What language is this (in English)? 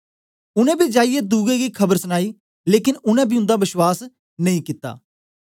Dogri